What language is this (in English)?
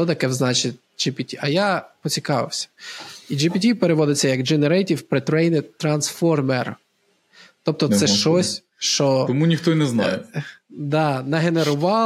Ukrainian